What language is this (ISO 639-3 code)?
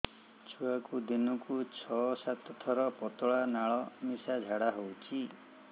ori